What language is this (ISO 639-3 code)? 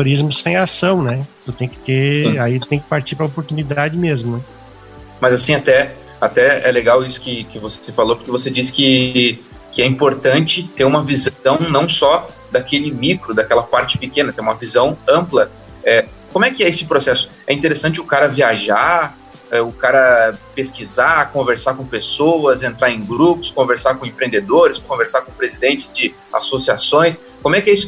por